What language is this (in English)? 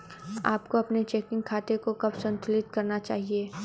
Hindi